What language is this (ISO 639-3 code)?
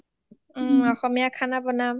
asm